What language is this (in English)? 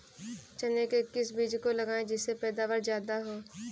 Hindi